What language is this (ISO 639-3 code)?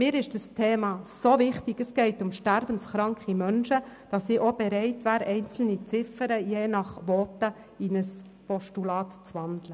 gsw